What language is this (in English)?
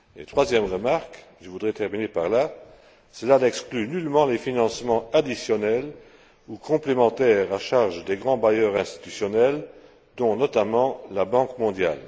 French